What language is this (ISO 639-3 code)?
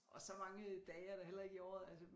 dan